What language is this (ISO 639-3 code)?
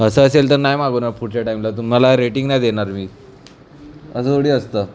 mar